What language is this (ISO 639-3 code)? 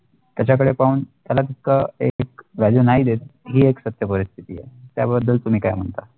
mar